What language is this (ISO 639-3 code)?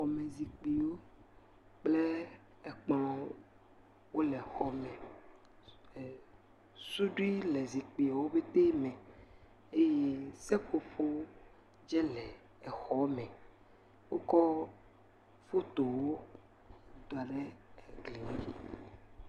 ewe